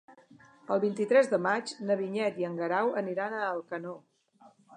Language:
Catalan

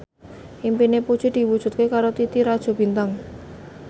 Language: Javanese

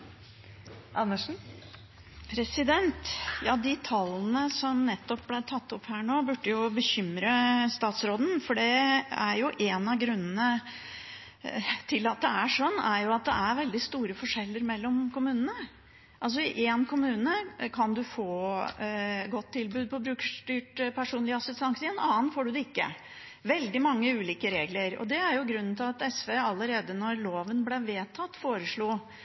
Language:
Norwegian Bokmål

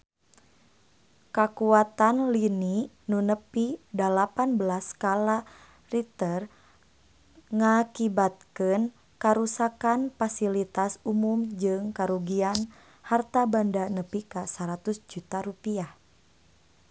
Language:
Sundanese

